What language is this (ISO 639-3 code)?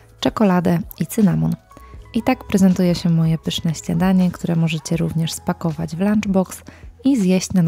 pol